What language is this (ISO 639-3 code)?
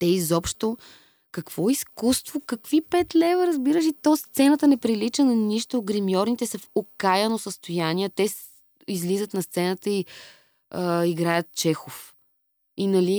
bul